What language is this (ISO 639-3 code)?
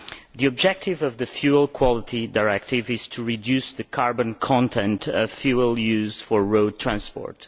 eng